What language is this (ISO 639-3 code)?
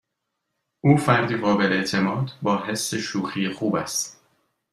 fas